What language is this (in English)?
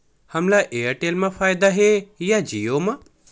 Chhattisgarhi